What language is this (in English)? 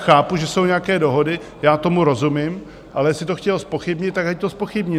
Czech